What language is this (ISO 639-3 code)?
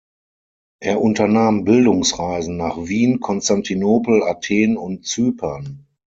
deu